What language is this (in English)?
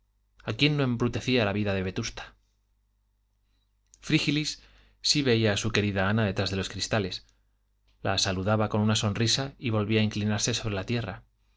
Spanish